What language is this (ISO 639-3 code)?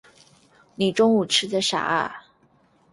zho